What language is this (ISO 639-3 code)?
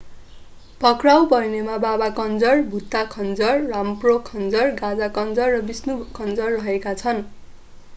nep